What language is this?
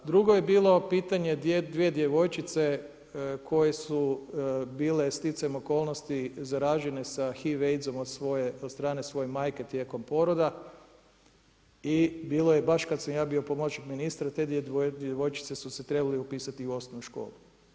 Croatian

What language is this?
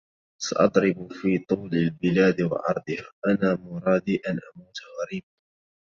Arabic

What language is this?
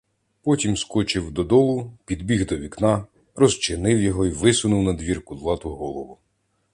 Ukrainian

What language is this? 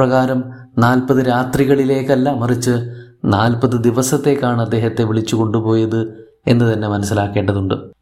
Malayalam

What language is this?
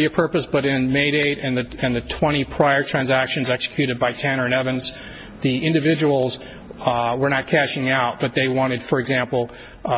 English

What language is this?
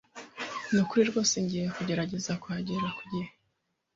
Kinyarwanda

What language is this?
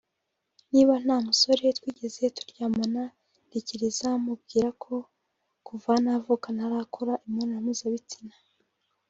Kinyarwanda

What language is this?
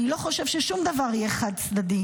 Hebrew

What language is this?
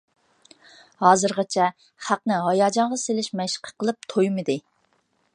Uyghur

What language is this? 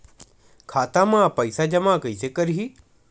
Chhattisgarhi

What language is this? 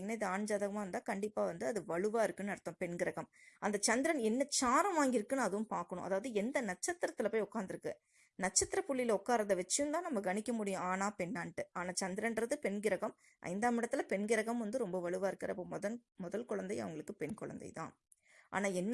Tamil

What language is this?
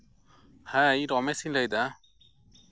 Santali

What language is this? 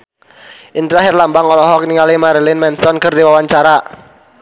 Sundanese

